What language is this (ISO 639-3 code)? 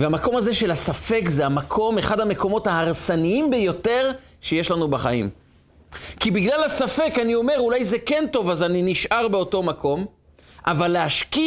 heb